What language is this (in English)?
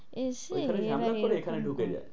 Bangla